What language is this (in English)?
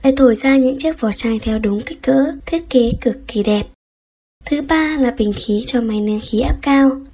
Vietnamese